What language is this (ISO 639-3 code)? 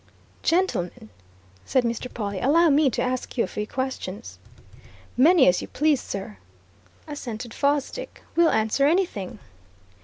eng